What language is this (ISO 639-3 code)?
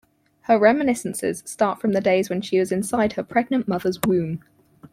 eng